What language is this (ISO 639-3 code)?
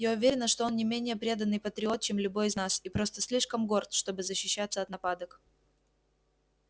rus